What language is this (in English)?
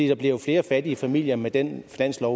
Danish